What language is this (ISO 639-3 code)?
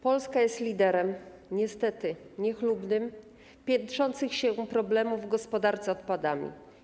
pol